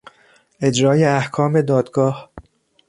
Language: Persian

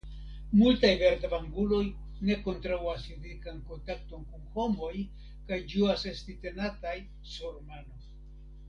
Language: Esperanto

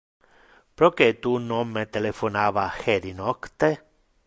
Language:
Interlingua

